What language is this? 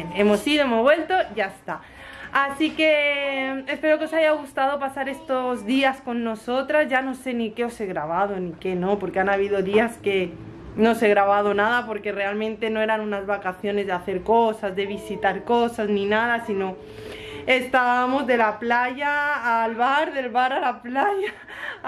Spanish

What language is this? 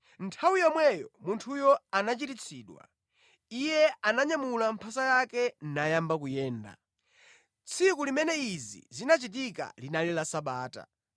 Nyanja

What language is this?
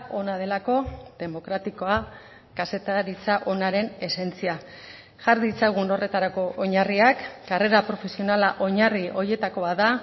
Basque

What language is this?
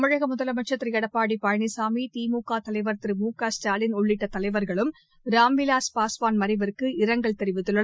Tamil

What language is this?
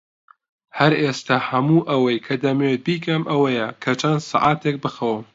Central Kurdish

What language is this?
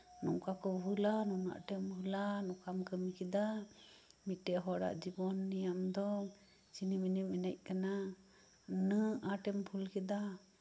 Santali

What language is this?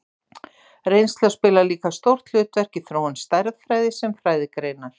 Icelandic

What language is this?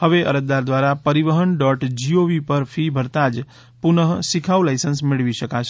Gujarati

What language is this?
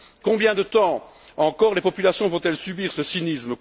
French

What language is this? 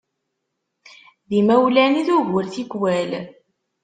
Kabyle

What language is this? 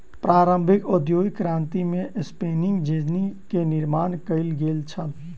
Maithili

